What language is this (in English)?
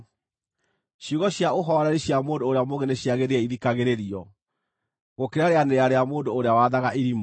Kikuyu